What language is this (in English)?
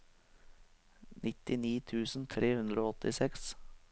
Norwegian